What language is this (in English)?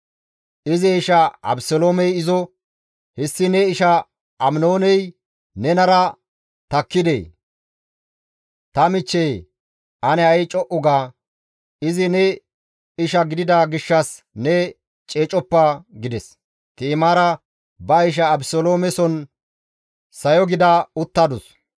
Gamo